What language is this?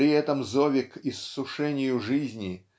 Russian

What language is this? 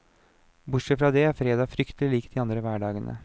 Norwegian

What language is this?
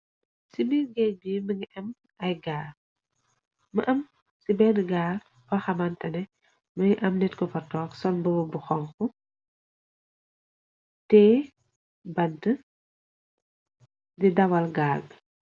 Wolof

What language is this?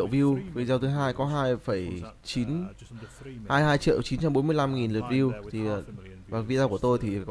Vietnamese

